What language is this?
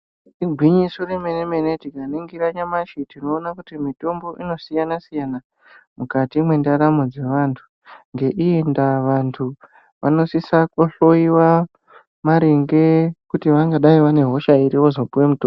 Ndau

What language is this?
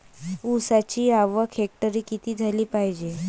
Marathi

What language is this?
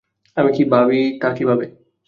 Bangla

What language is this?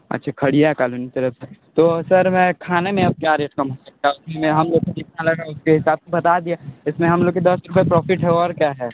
Hindi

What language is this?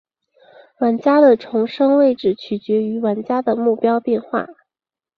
Chinese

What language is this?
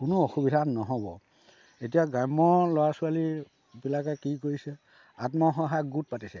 Assamese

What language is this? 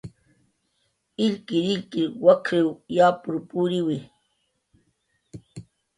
Jaqaru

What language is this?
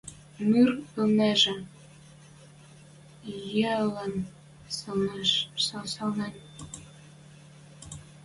Western Mari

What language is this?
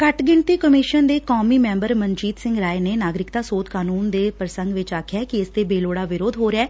Punjabi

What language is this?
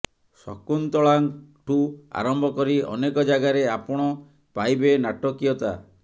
Odia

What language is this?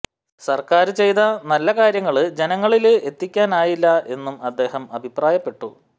Malayalam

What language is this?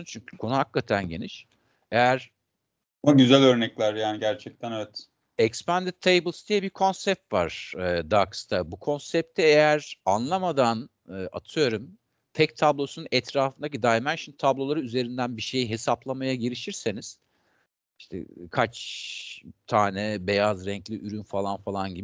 Turkish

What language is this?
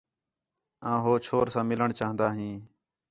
Khetrani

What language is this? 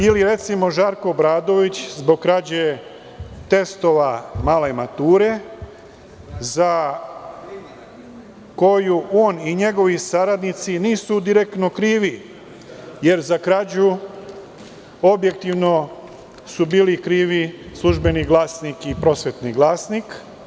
Serbian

